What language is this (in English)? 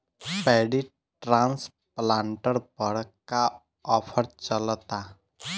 Bhojpuri